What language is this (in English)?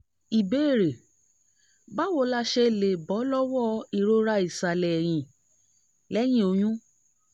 Yoruba